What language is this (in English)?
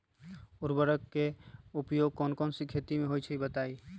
Magahi